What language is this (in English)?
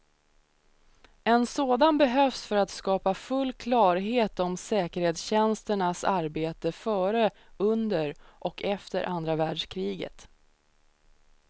Swedish